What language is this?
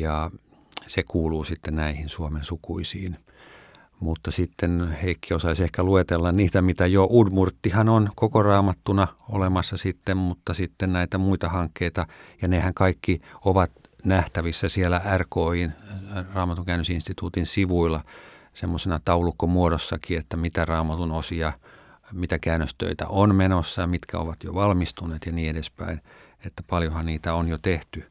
Finnish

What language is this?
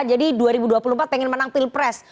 Indonesian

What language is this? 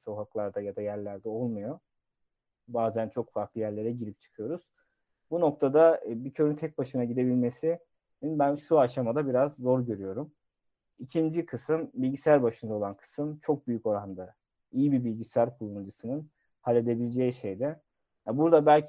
Turkish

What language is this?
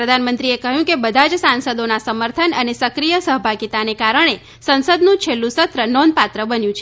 Gujarati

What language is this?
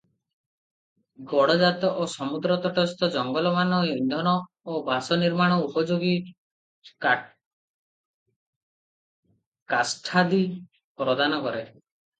Odia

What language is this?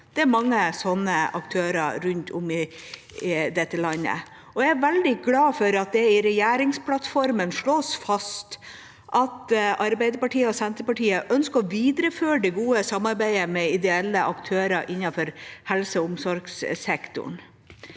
Norwegian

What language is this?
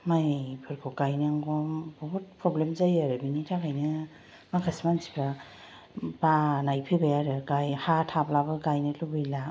Bodo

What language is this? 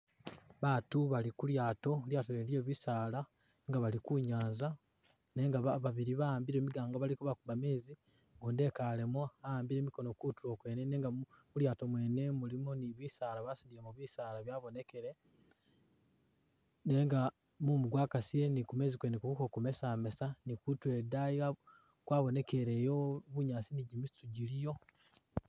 Masaaba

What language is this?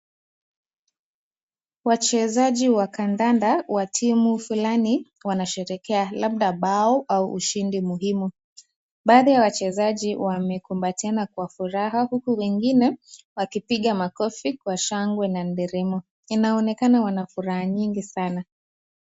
Swahili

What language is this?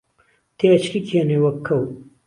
Central Kurdish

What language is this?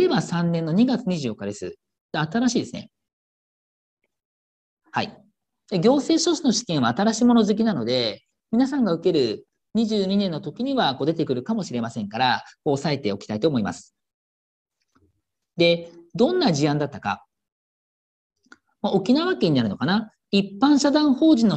Japanese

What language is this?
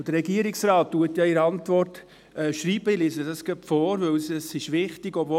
Swiss German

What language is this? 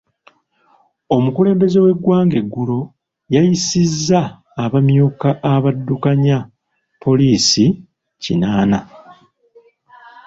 Ganda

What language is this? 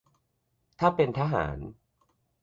Thai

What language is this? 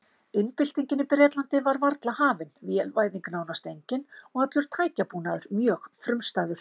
Icelandic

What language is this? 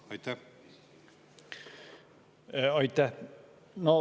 Estonian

